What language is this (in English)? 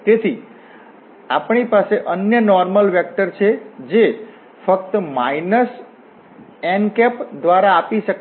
Gujarati